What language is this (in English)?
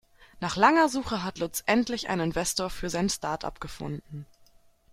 German